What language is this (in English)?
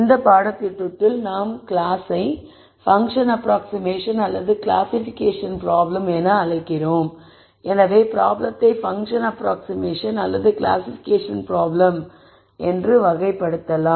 Tamil